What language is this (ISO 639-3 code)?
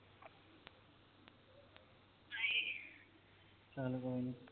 pan